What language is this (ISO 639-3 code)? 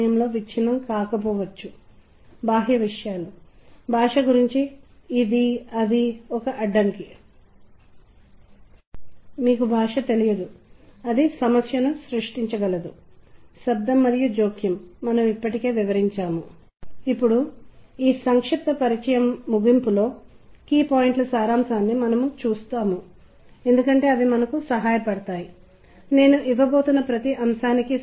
tel